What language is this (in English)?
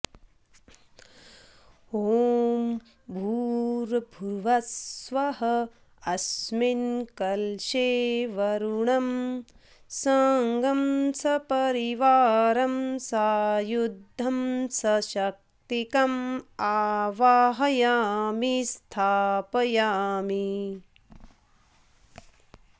Sanskrit